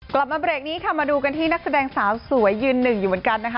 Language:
Thai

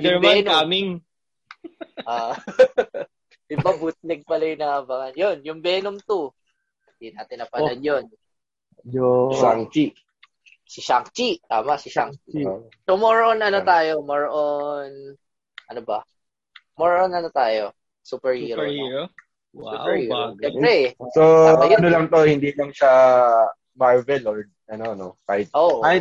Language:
Filipino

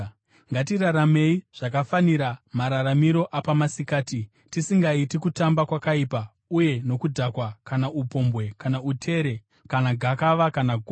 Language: Shona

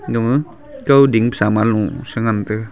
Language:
Wancho Naga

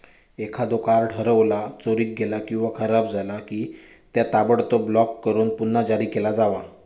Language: Marathi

